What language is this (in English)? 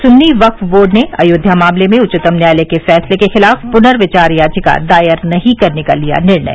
Hindi